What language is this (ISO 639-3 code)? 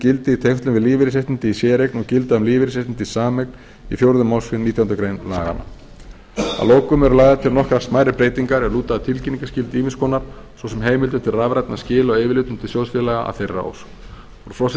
isl